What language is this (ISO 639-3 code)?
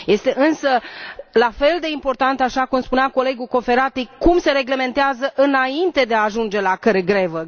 ron